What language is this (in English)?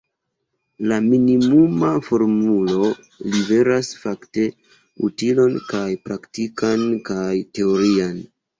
Esperanto